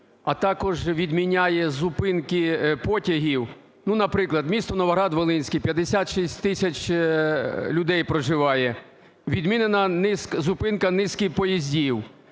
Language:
Ukrainian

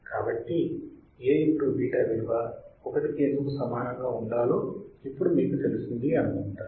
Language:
Telugu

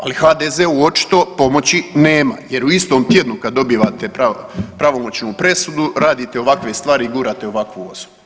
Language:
Croatian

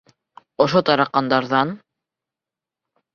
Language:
Bashkir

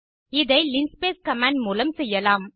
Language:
Tamil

